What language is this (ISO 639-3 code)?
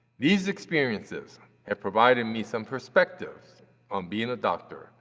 eng